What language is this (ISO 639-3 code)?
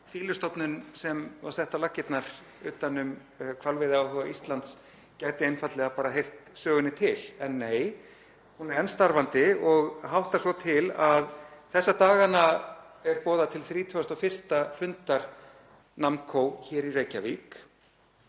isl